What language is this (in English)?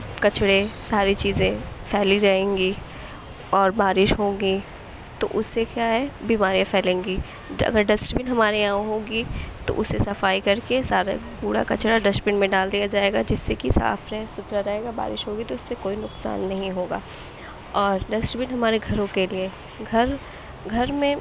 Urdu